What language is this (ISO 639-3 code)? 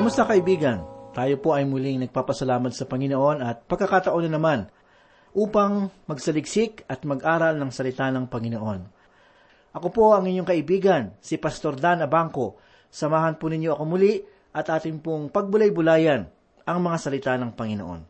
fil